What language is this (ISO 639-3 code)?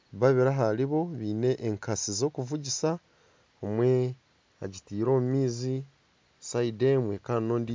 nyn